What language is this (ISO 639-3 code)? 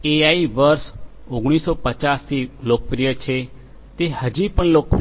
guj